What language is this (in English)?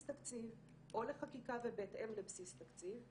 Hebrew